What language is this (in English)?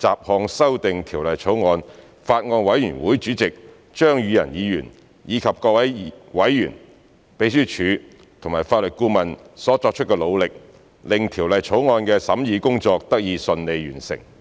Cantonese